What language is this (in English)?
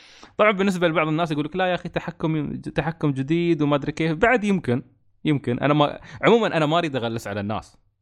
Arabic